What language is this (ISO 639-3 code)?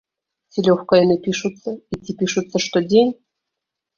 bel